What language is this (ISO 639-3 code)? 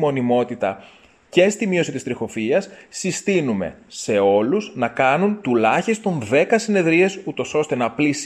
ell